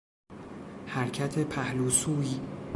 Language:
Persian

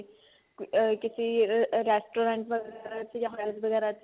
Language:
Punjabi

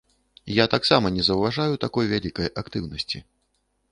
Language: Belarusian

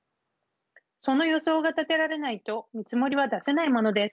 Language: Japanese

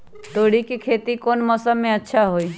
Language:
Magahi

